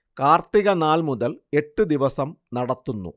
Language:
Malayalam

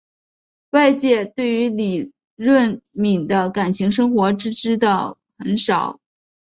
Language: Chinese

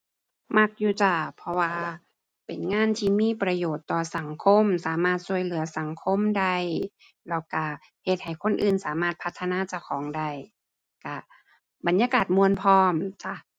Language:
Thai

